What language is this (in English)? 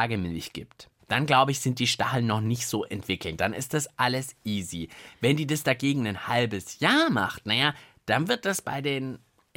German